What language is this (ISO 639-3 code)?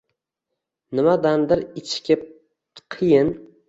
uzb